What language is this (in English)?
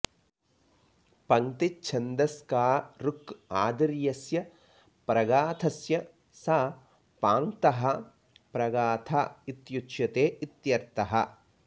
Sanskrit